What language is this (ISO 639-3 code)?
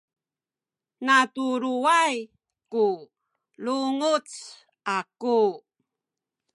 szy